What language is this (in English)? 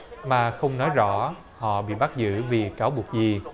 Vietnamese